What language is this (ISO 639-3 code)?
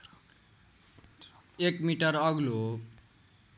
nep